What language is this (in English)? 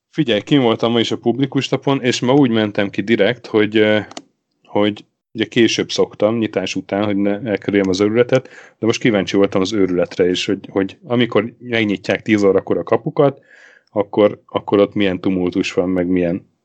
Hungarian